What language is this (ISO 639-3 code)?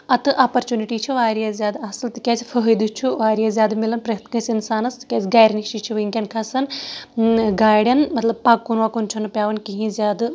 kas